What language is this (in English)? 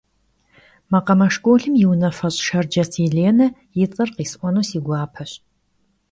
Kabardian